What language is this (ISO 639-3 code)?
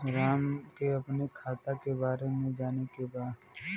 bho